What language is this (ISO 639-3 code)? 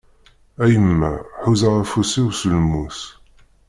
kab